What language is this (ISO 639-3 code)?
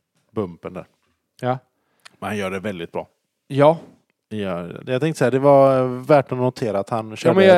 swe